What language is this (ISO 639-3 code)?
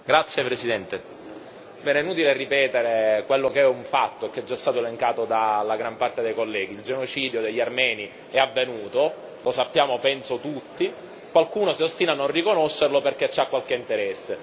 ita